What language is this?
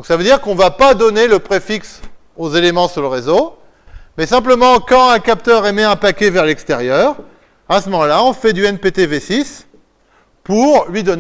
French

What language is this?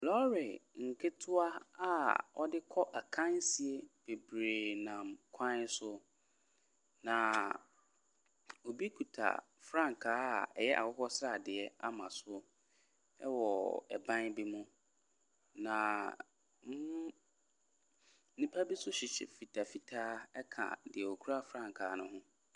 Akan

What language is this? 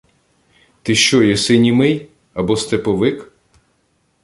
Ukrainian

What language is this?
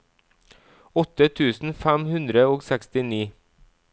Norwegian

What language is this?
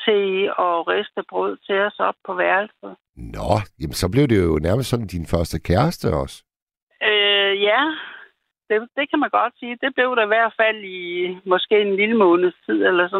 Danish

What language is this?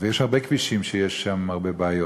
Hebrew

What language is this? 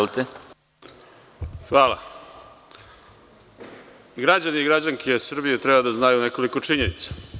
Serbian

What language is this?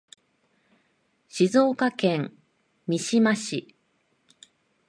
Japanese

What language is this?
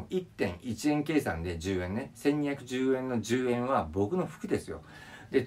Japanese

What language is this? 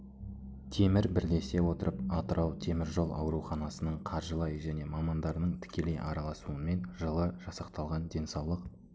Kazakh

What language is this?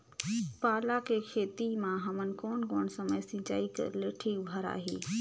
Chhattisgarhi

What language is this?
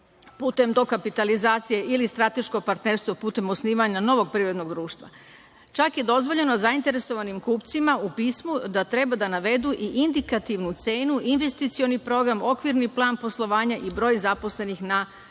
Serbian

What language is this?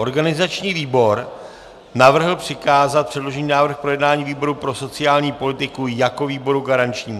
Czech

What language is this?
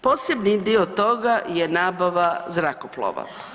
Croatian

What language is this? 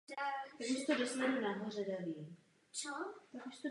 Czech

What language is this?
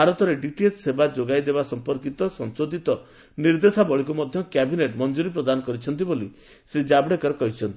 Odia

